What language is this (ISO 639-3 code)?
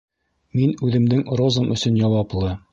bak